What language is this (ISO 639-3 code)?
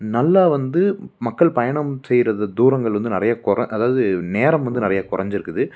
tam